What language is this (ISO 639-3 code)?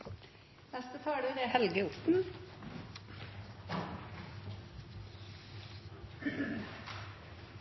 nno